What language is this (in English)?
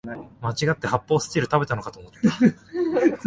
Japanese